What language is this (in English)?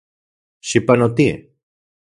Central Puebla Nahuatl